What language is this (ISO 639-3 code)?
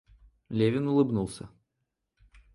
rus